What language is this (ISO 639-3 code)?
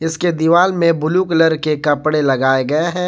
hin